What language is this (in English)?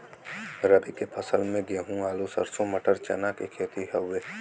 Bhojpuri